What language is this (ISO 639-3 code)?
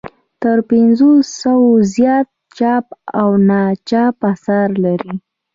pus